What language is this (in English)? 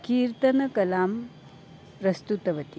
Sanskrit